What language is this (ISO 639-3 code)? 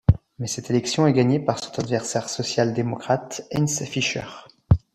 fra